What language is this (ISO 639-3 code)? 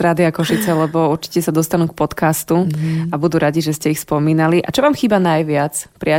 slk